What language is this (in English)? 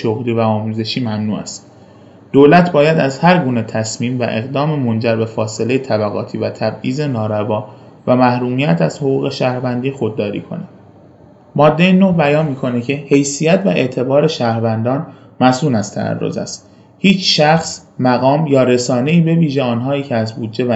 Persian